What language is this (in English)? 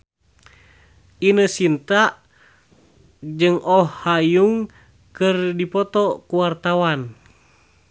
Sundanese